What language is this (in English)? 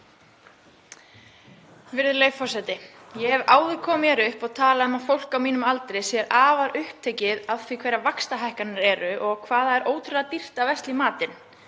Icelandic